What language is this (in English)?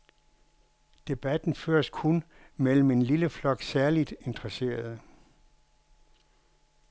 Danish